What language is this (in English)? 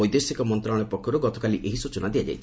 Odia